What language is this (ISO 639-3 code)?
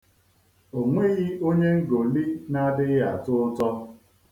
ibo